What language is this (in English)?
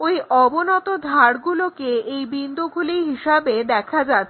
Bangla